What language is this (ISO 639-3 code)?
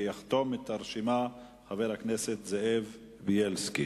heb